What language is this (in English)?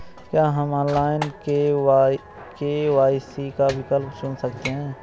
Hindi